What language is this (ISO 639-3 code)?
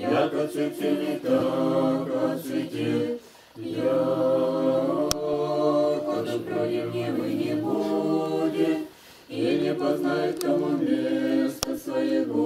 rus